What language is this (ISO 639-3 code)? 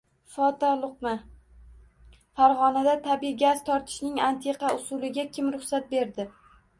uzb